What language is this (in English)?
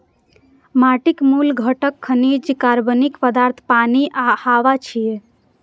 Maithili